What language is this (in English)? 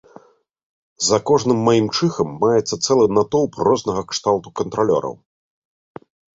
Belarusian